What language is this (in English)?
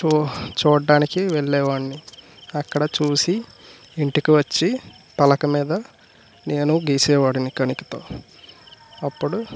Telugu